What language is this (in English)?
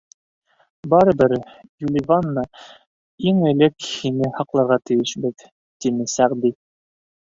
Bashkir